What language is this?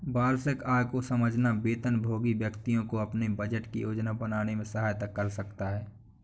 Hindi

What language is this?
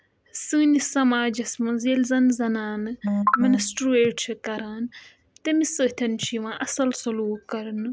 Kashmiri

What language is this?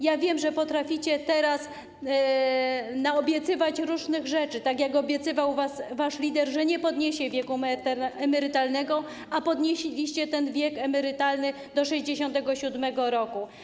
Polish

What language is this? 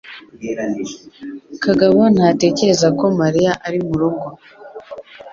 Kinyarwanda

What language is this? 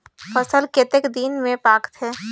Chhattisgarhi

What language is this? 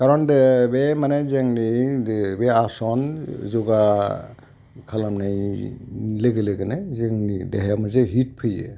Bodo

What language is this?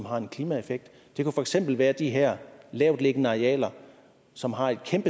Danish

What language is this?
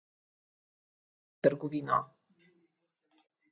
Slovenian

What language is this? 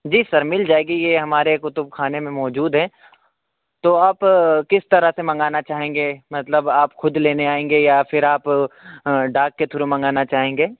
Urdu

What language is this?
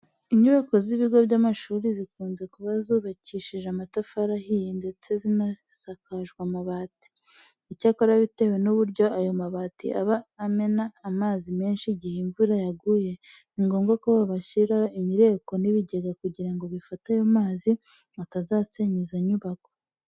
Kinyarwanda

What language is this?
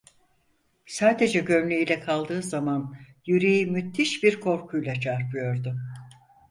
Turkish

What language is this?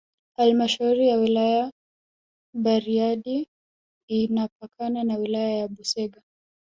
Swahili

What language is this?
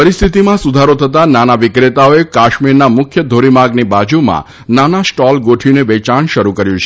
Gujarati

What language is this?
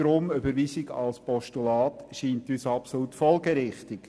Swiss German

